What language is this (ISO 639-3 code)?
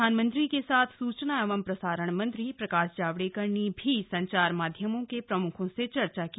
hin